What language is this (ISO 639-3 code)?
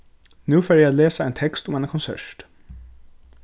fao